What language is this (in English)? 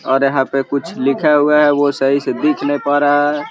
Magahi